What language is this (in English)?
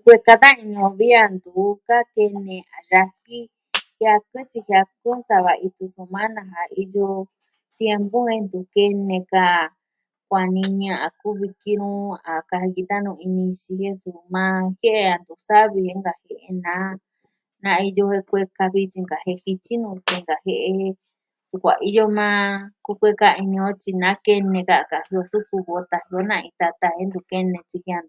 Southwestern Tlaxiaco Mixtec